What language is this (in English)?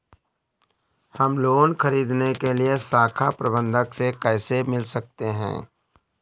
Hindi